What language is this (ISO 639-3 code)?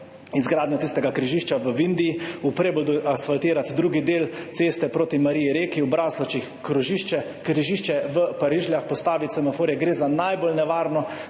slv